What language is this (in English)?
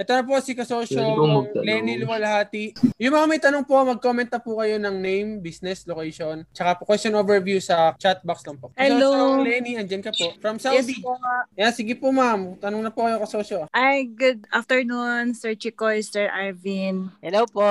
Filipino